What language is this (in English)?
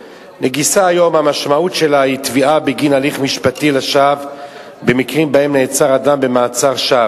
Hebrew